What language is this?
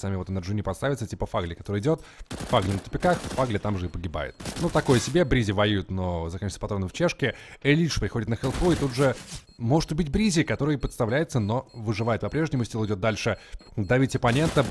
Russian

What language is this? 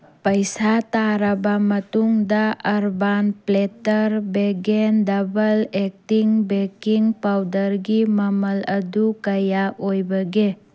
Manipuri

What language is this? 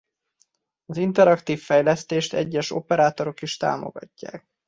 Hungarian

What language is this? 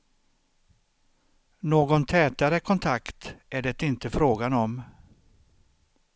Swedish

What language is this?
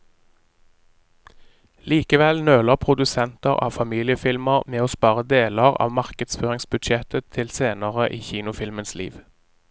Norwegian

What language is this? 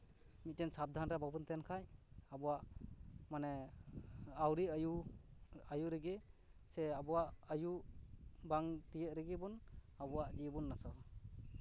Santali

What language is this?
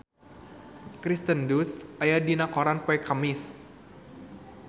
Sundanese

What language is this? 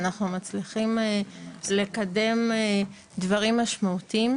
Hebrew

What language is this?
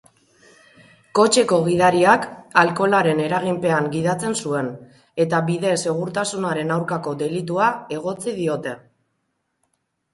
Basque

